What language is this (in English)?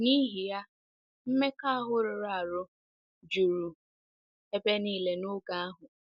Igbo